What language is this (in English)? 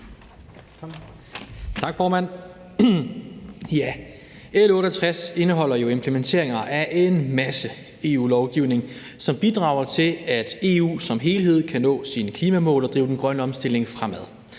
Danish